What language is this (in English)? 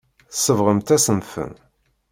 Kabyle